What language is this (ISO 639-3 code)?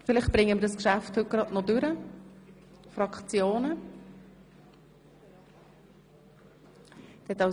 gsw